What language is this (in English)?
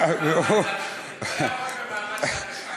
Hebrew